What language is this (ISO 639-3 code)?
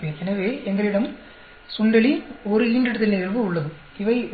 tam